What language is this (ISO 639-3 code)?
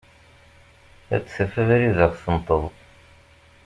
kab